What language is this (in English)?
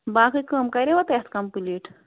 Kashmiri